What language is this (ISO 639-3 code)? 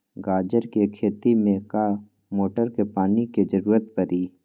mag